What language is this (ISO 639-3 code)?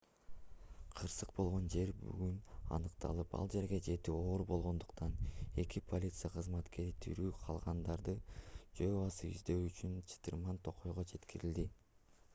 kir